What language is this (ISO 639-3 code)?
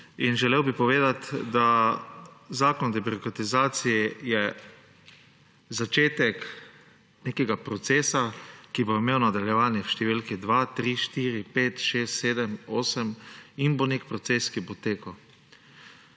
slv